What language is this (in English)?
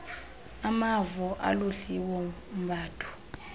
Xhosa